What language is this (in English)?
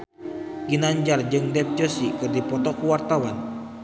Sundanese